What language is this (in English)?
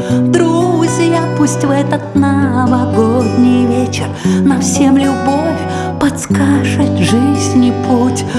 Russian